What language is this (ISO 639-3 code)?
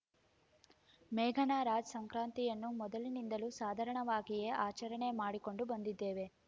kan